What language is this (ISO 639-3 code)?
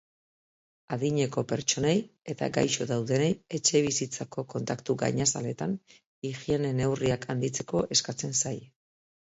eus